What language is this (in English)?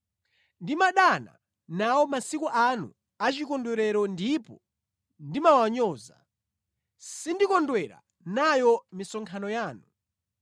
Nyanja